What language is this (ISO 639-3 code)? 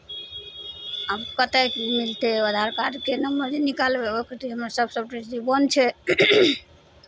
mai